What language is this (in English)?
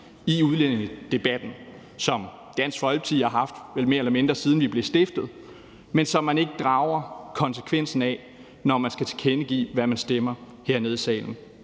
Danish